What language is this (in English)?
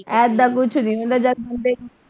Punjabi